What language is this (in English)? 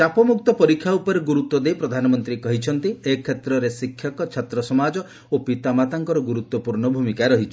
Odia